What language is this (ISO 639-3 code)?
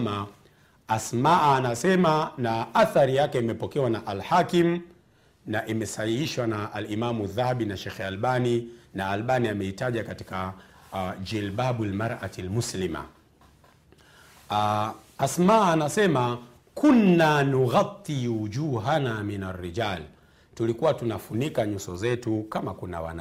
swa